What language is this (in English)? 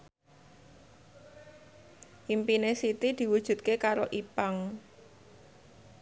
Javanese